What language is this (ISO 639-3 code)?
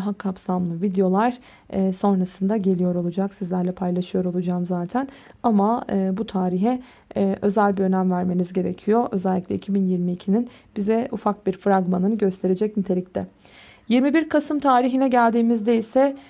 tur